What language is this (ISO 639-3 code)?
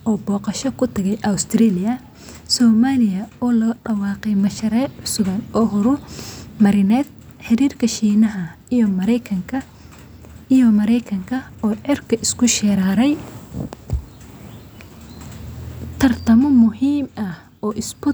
som